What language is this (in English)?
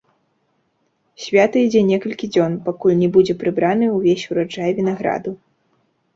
Belarusian